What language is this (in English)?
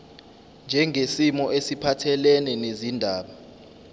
Zulu